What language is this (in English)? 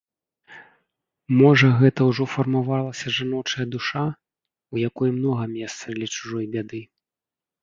Belarusian